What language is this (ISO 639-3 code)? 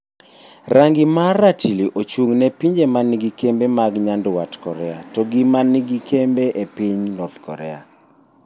luo